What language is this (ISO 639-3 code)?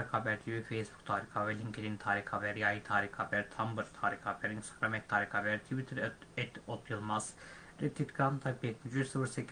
tur